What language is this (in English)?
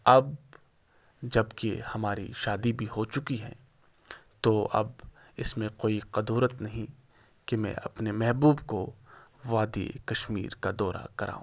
Urdu